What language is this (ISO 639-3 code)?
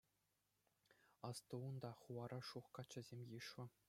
chv